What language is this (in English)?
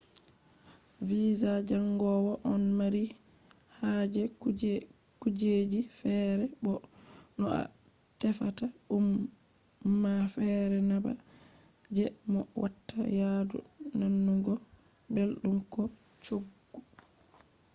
Fula